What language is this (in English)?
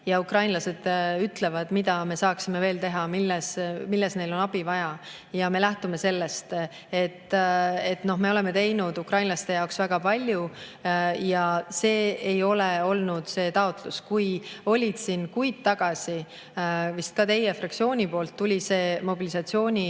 Estonian